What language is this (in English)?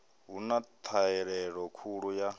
Venda